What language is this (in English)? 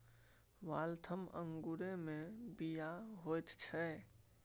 Maithili